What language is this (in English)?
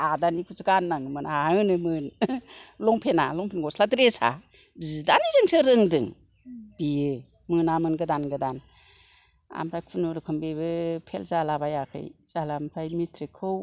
Bodo